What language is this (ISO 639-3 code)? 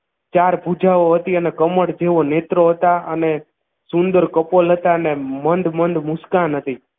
guj